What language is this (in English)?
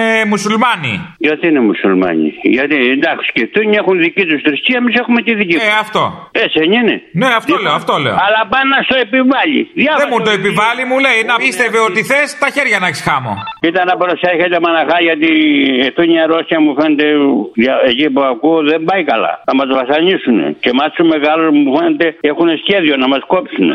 Greek